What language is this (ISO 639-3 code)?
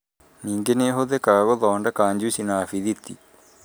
kik